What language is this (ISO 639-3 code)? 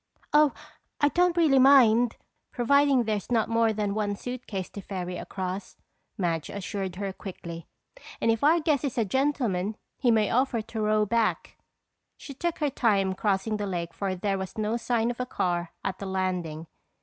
eng